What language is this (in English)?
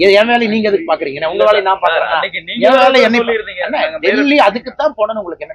Tamil